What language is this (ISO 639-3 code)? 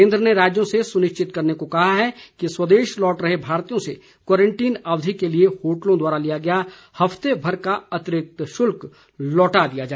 hin